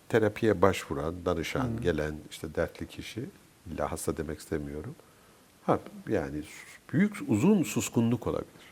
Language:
Turkish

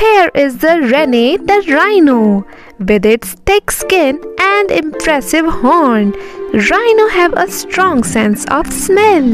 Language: English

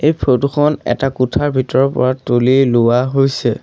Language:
Assamese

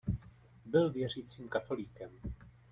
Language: Czech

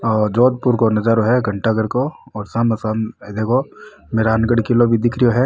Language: Rajasthani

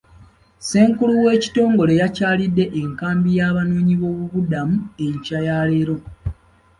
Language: Ganda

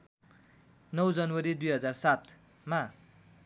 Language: Nepali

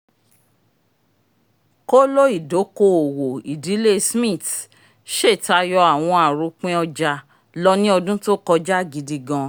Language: Yoruba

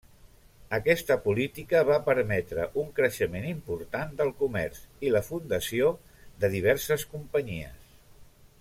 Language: Catalan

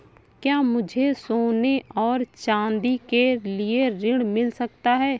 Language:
Hindi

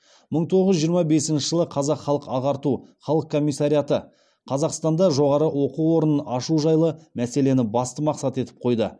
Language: Kazakh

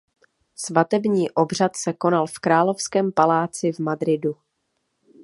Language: Czech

